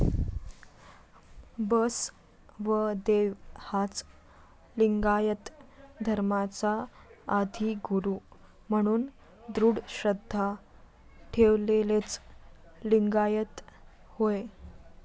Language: Marathi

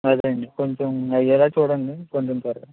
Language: Telugu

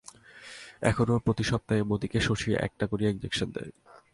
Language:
Bangla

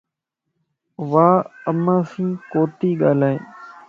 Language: Lasi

